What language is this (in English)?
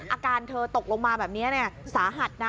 Thai